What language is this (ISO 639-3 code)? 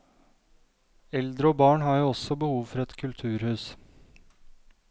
nor